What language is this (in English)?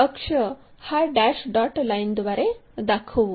Marathi